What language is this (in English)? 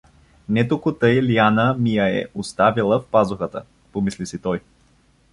Bulgarian